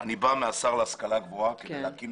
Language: Hebrew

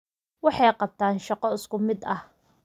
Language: Somali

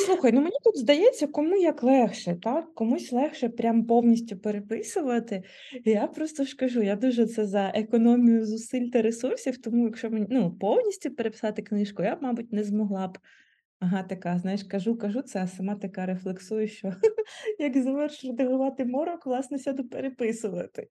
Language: Ukrainian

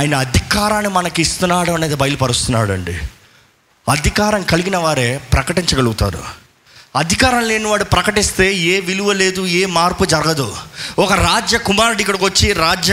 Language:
Telugu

